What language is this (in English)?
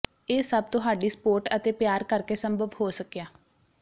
Punjabi